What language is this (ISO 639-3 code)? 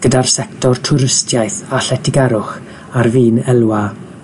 cym